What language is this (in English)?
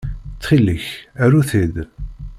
Kabyle